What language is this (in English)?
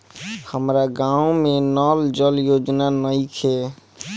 Bhojpuri